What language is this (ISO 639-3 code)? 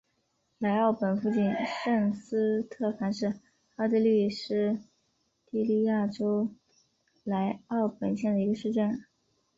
zho